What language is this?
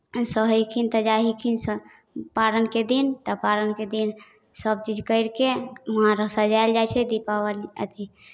Maithili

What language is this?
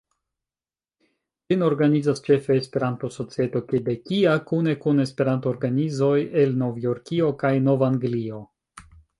Esperanto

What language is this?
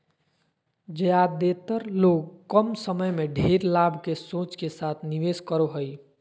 Magahi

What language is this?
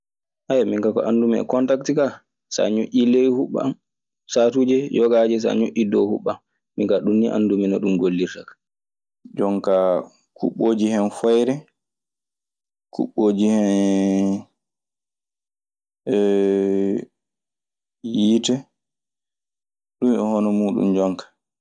Maasina Fulfulde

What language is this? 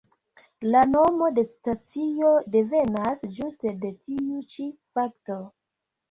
Esperanto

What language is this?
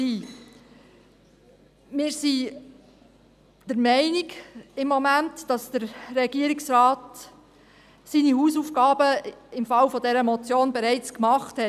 Swiss German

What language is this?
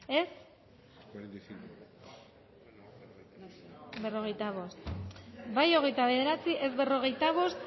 Basque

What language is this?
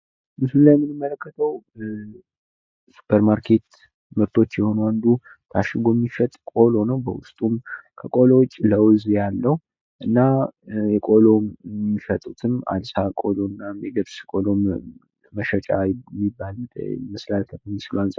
Amharic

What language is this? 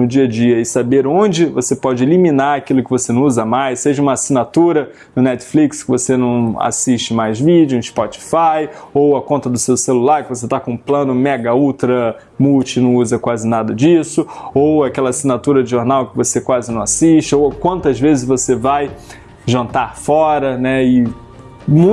Portuguese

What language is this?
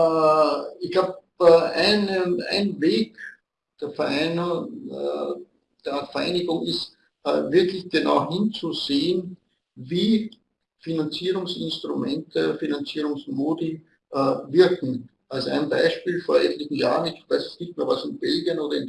German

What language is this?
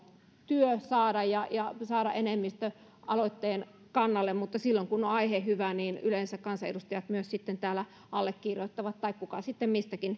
Finnish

